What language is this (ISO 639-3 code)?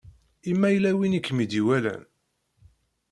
kab